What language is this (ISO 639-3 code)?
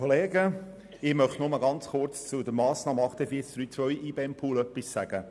gsw